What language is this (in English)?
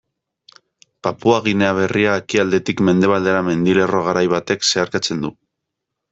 Basque